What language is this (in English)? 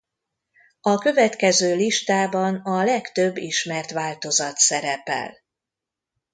Hungarian